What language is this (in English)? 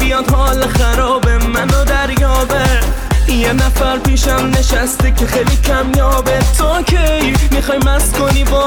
Persian